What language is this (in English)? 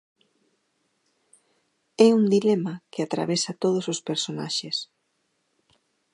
Galician